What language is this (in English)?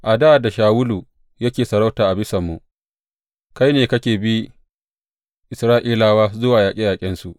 Hausa